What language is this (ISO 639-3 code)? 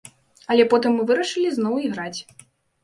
bel